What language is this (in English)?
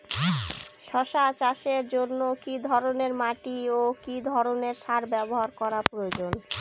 Bangla